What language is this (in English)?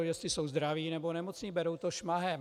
Czech